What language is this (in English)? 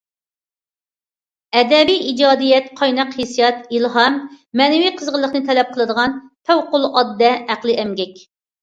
Uyghur